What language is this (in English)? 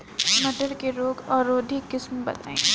Bhojpuri